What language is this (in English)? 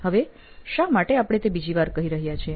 Gujarati